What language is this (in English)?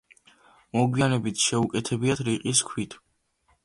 Georgian